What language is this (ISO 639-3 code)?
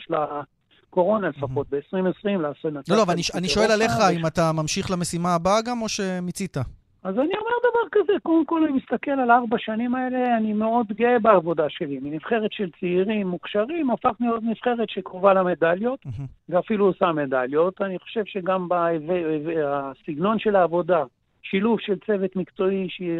heb